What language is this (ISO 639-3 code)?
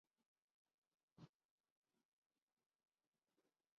urd